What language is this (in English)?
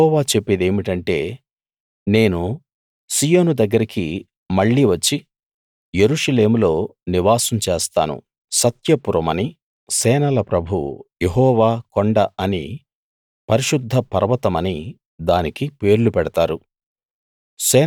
Telugu